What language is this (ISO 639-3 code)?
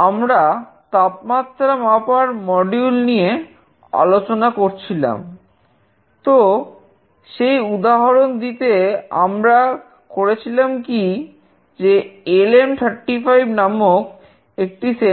ben